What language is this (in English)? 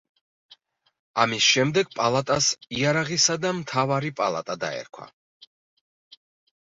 Georgian